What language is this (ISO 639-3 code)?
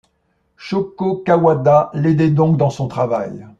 fra